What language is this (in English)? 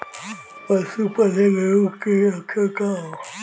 Bhojpuri